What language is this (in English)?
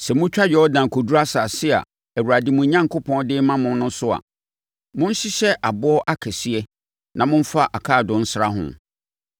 Akan